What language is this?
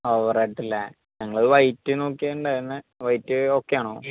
Malayalam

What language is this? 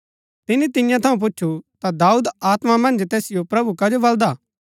Gaddi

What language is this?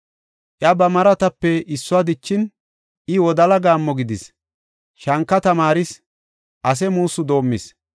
Gofa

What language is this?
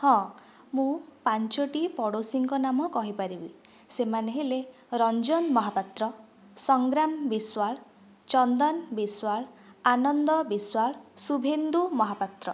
Odia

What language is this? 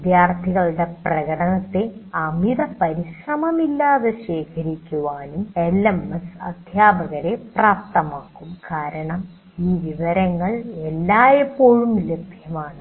Malayalam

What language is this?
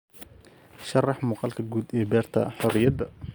Somali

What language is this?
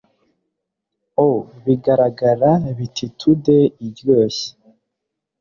Kinyarwanda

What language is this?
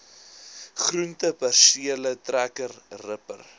Afrikaans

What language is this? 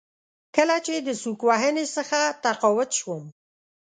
Pashto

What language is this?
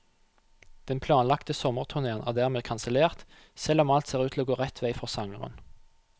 Norwegian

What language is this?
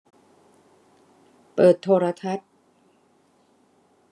Thai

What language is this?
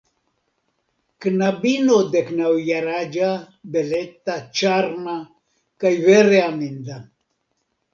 Esperanto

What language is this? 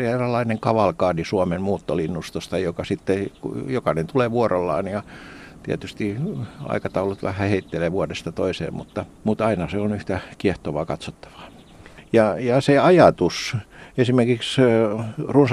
Finnish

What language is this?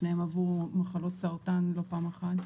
Hebrew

